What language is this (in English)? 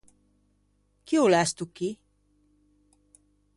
Ligurian